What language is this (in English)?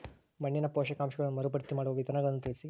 Kannada